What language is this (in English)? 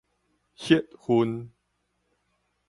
Min Nan Chinese